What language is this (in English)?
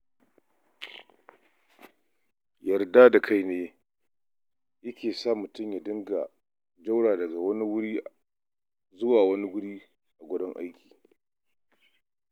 Hausa